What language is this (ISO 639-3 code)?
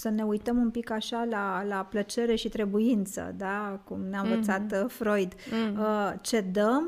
ron